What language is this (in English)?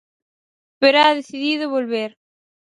Galician